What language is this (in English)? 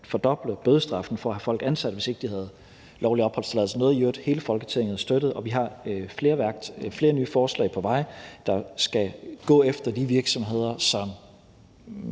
Danish